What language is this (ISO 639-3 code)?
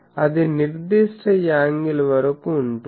tel